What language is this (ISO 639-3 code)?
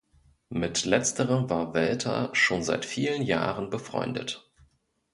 deu